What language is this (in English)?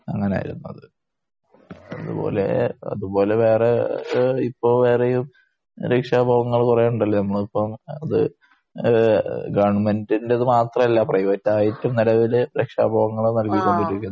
Malayalam